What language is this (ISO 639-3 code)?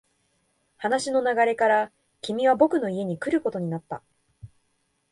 jpn